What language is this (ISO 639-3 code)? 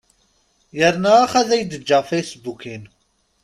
kab